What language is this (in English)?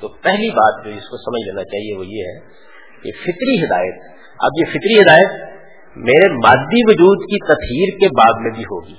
Urdu